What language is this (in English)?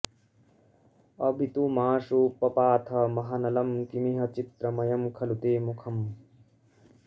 Sanskrit